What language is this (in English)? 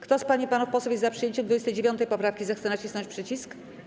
Polish